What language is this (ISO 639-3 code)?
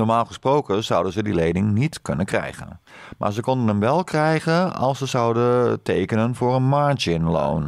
nld